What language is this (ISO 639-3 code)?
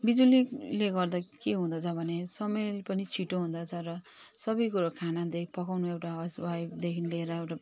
nep